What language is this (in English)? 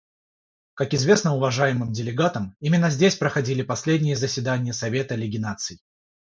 Russian